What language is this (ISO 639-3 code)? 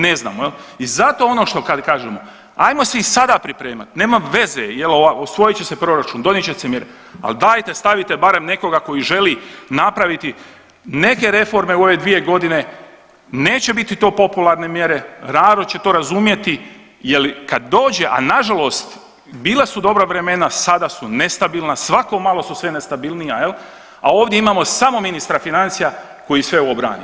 hrv